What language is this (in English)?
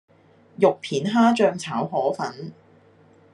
Cantonese